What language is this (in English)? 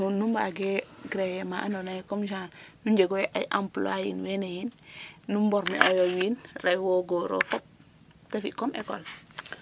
Serer